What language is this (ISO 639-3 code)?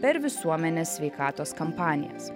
lit